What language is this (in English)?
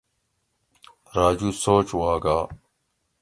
Gawri